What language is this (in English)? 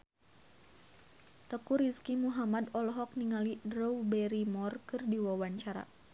Sundanese